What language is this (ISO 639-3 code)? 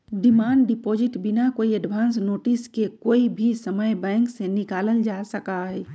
mag